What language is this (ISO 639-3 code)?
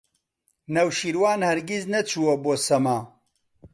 ckb